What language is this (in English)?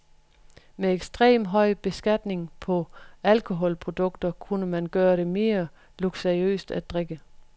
Danish